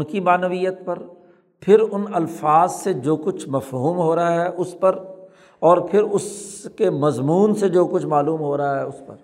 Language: Urdu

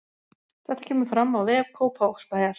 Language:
Icelandic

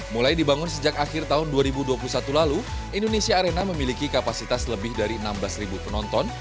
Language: Indonesian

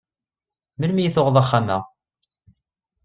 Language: Kabyle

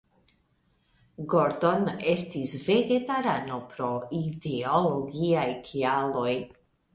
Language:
Esperanto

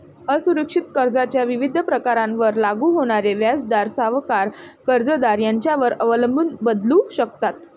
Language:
Marathi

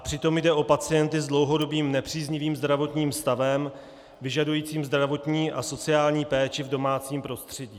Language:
Czech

